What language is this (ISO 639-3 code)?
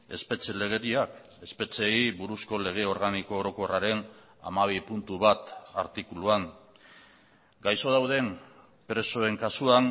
eus